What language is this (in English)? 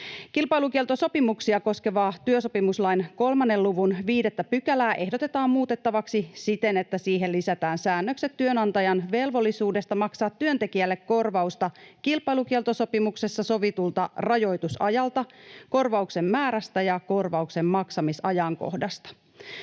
Finnish